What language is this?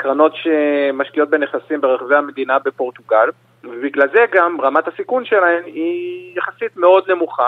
Hebrew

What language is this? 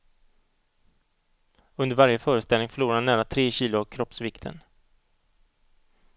Swedish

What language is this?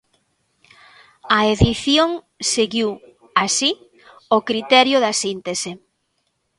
Galician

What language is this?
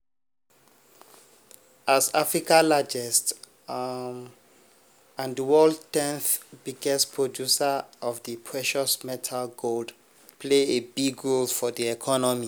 Nigerian Pidgin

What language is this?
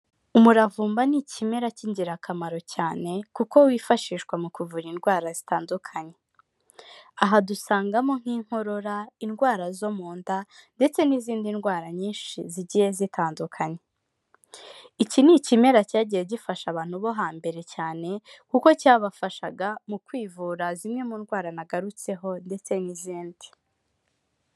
Kinyarwanda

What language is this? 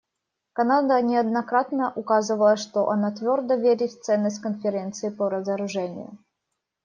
Russian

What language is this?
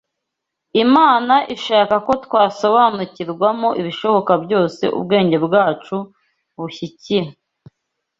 Kinyarwanda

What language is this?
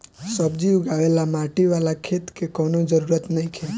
Bhojpuri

